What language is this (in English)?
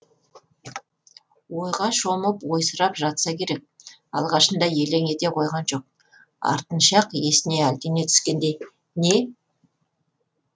Kazakh